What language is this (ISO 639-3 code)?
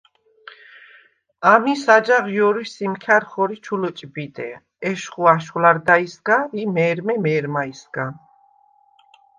sva